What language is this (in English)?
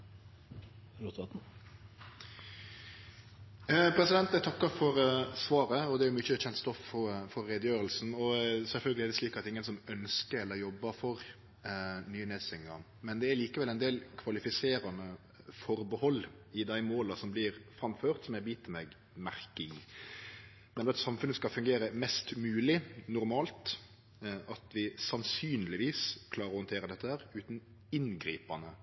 Norwegian Nynorsk